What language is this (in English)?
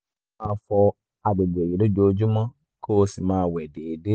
Yoruba